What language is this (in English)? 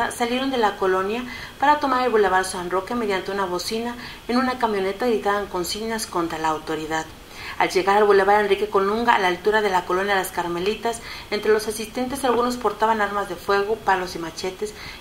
Spanish